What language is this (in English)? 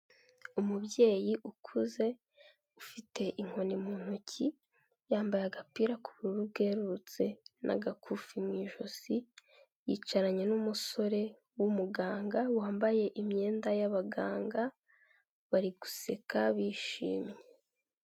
Kinyarwanda